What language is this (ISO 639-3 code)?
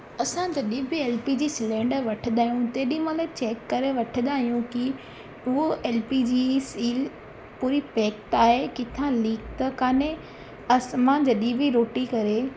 snd